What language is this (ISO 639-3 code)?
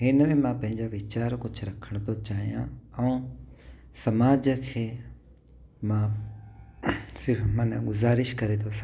snd